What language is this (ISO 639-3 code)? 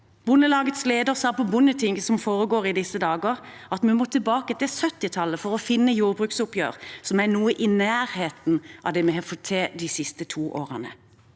nor